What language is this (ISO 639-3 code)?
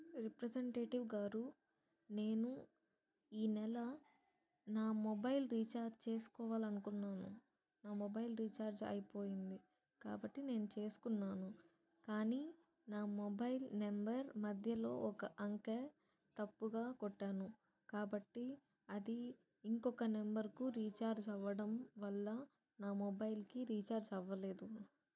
tel